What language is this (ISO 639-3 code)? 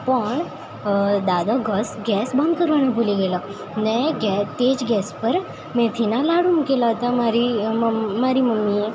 guj